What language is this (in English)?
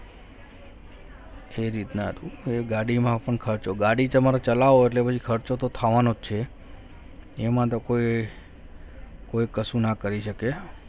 Gujarati